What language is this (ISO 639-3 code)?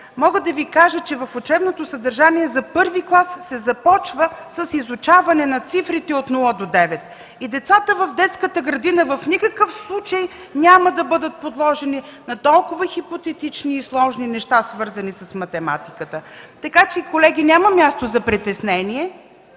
bul